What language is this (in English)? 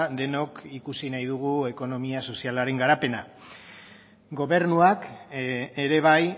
Basque